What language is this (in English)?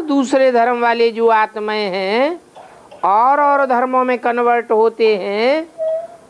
Hindi